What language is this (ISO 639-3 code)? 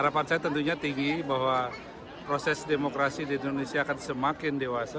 ind